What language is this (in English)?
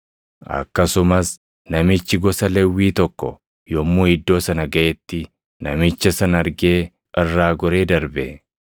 Oromo